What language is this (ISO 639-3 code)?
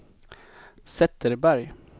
swe